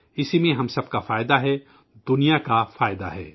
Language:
Urdu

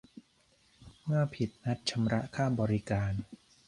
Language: Thai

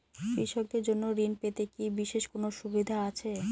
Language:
Bangla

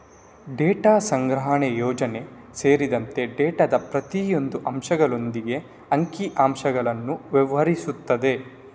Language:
Kannada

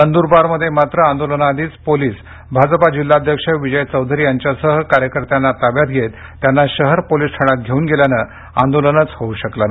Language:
Marathi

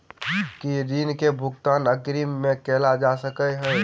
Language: Maithili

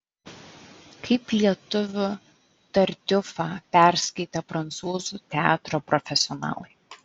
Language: Lithuanian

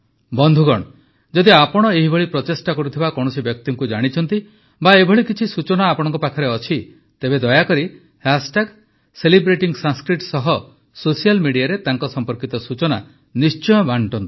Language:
Odia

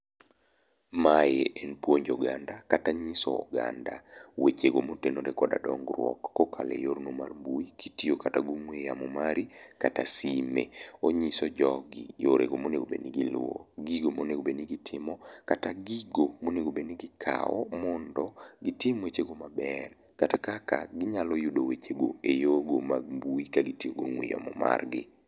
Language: Luo (Kenya and Tanzania)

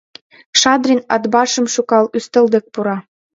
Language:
Mari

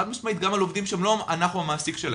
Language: Hebrew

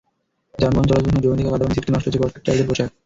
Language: Bangla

